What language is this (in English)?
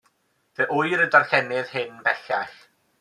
Welsh